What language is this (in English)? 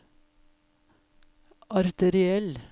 Norwegian